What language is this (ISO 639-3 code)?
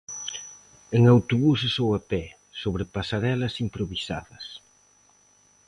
glg